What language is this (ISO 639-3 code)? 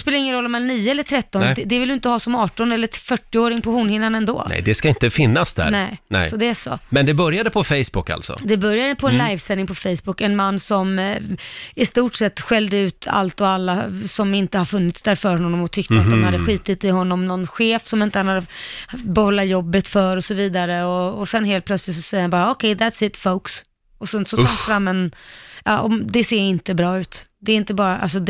swe